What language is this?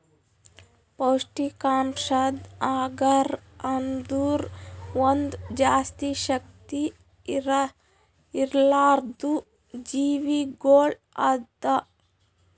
Kannada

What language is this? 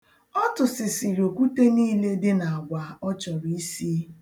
Igbo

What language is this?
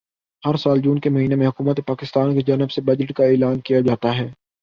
Urdu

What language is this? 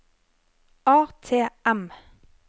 Norwegian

